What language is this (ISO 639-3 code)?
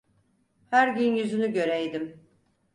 tur